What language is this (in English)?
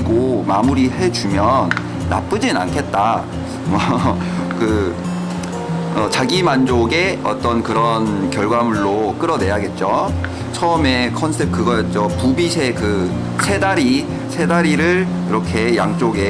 Korean